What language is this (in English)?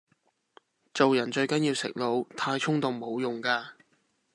Cantonese